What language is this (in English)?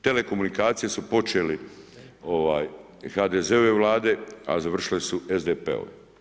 Croatian